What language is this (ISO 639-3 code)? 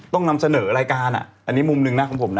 tha